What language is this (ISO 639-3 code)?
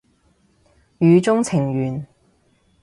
yue